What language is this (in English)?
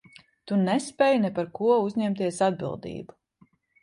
Latvian